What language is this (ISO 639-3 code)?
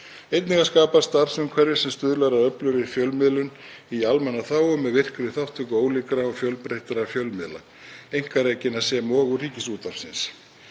isl